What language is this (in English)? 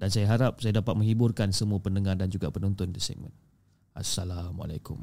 Malay